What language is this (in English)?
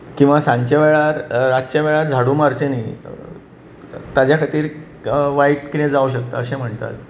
Konkani